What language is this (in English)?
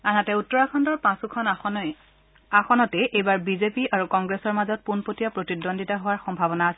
Assamese